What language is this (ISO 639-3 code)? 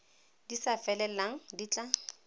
tsn